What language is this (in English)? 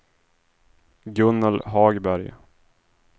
Swedish